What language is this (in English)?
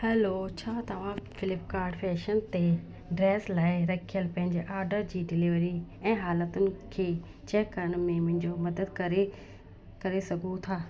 Sindhi